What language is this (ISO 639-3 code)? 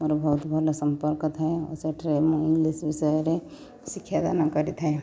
ori